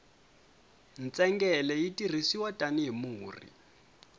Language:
Tsonga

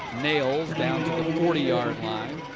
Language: English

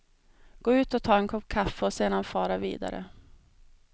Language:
Swedish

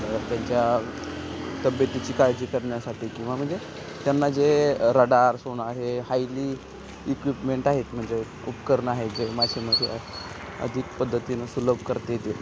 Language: Marathi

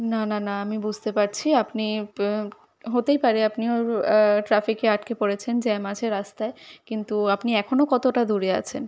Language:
Bangla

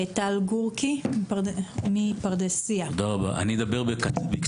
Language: Hebrew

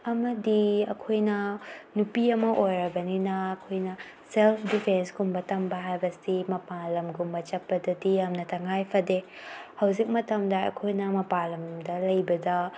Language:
Manipuri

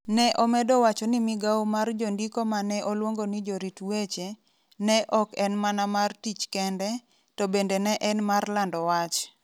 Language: Luo (Kenya and Tanzania)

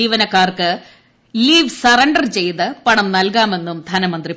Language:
Malayalam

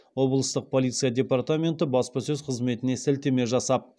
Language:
Kazakh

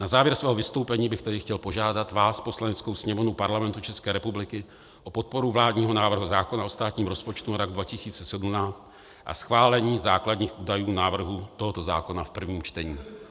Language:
Czech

